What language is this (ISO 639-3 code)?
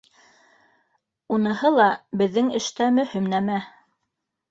bak